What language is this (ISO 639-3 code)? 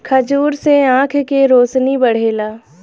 bho